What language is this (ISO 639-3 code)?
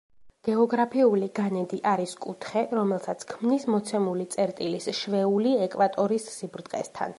kat